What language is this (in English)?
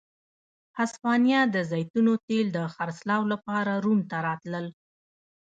Pashto